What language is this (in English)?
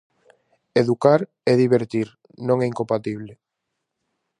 Galician